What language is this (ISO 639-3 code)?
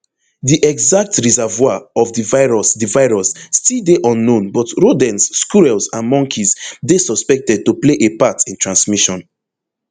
pcm